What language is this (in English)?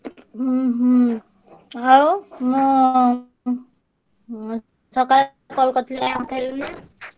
Odia